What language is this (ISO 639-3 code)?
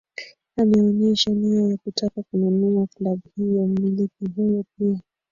swa